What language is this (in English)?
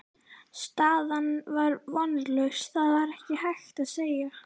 Icelandic